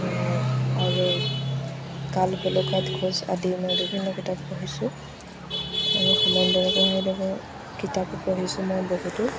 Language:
Assamese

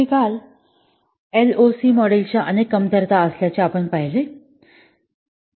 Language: Marathi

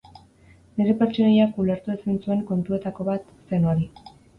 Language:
Basque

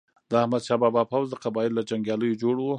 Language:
Pashto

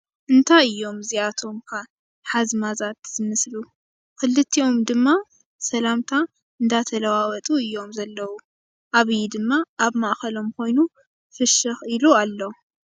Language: Tigrinya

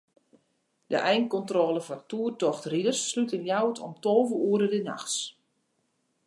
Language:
Western Frisian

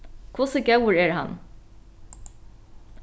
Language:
Faroese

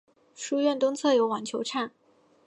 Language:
Chinese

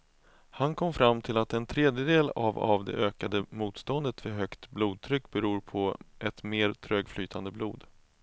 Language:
Swedish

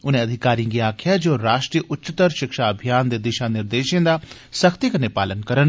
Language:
Dogri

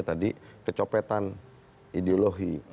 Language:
Indonesian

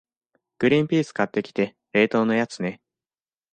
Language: Japanese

